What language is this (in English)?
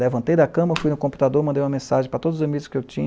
Portuguese